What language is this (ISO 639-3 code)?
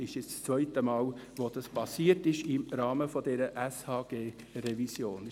gsw